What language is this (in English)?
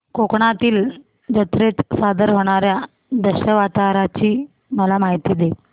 Marathi